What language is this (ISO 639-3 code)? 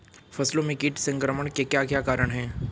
hin